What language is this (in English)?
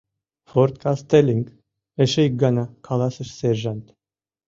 Mari